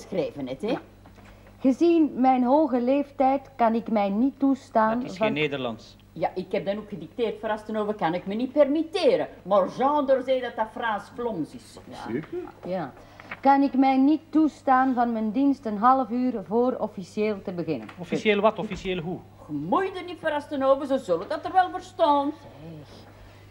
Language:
Dutch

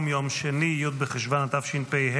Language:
Hebrew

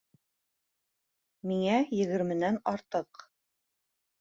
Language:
Bashkir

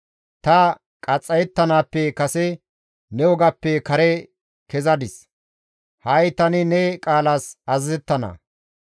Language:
Gamo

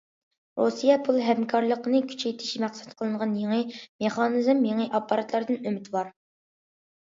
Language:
Uyghur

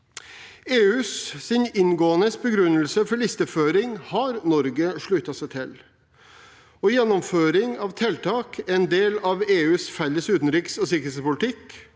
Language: Norwegian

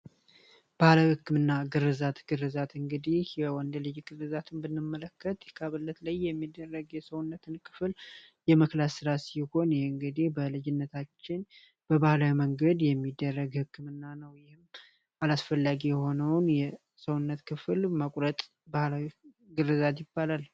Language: Amharic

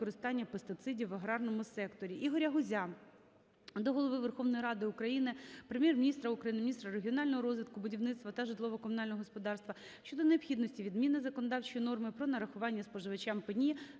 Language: Ukrainian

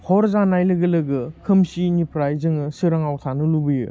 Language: Bodo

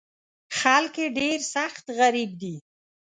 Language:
Pashto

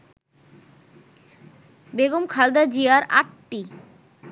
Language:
Bangla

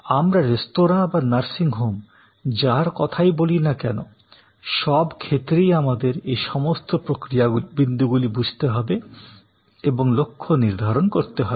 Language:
Bangla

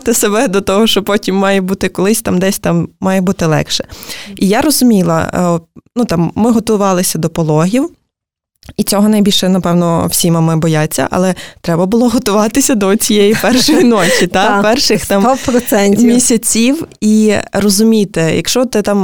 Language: Ukrainian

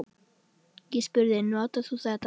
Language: Icelandic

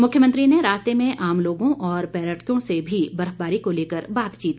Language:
Hindi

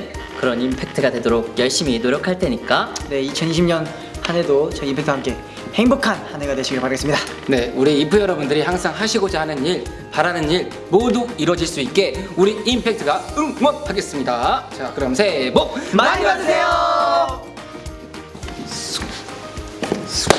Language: Korean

